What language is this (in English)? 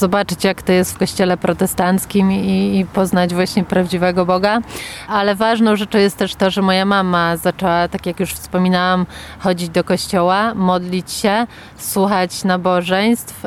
Polish